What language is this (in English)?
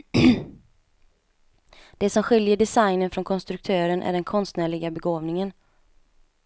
Swedish